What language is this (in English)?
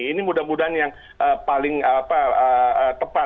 Indonesian